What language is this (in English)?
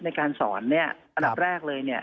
Thai